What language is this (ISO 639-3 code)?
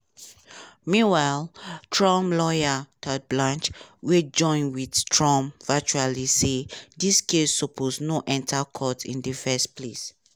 pcm